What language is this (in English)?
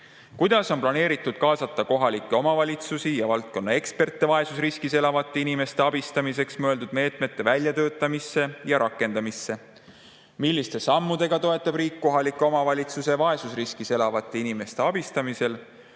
Estonian